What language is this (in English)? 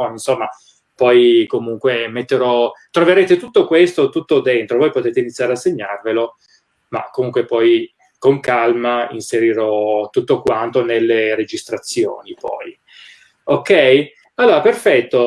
Italian